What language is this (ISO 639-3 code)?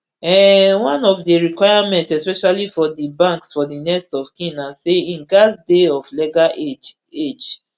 pcm